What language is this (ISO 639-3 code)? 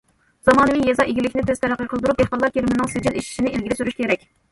uig